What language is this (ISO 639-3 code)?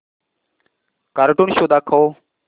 mar